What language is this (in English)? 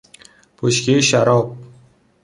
Persian